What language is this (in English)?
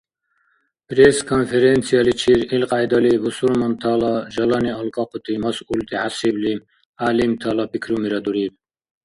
Dargwa